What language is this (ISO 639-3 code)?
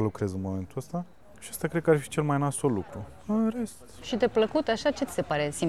ron